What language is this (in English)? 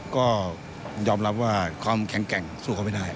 Thai